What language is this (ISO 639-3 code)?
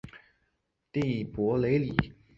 zho